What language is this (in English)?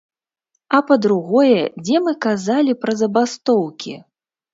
Belarusian